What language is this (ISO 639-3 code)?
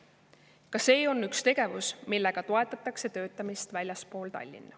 est